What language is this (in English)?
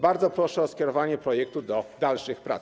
Polish